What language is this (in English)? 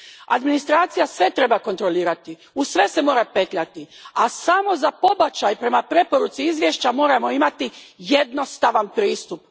Croatian